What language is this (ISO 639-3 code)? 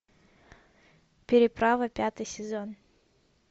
rus